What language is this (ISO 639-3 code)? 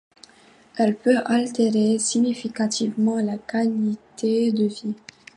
fra